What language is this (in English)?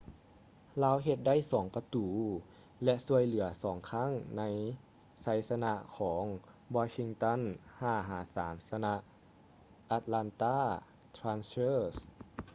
Lao